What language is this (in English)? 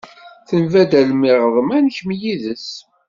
Kabyle